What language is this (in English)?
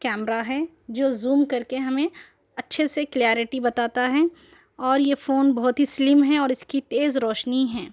Urdu